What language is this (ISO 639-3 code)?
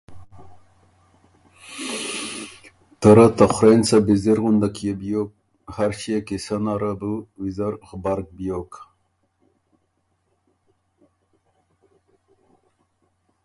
oru